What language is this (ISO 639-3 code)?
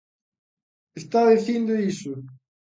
glg